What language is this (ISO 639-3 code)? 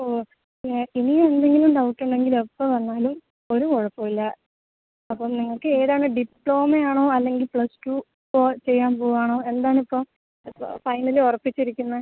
mal